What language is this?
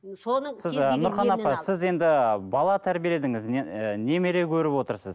Kazakh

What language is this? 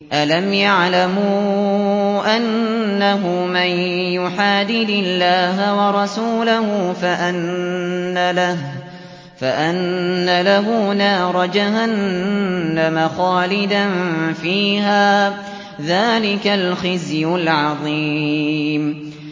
Arabic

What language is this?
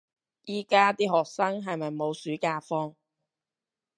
Cantonese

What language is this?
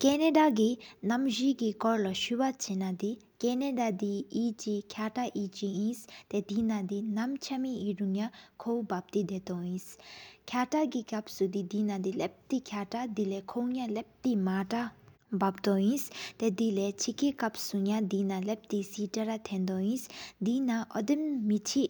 Sikkimese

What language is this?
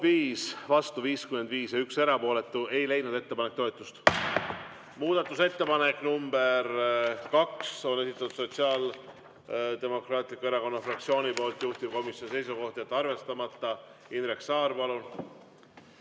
Estonian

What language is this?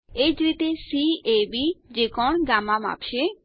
Gujarati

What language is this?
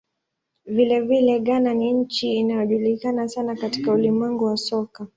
Swahili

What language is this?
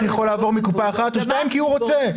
Hebrew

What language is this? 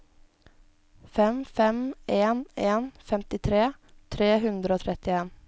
Norwegian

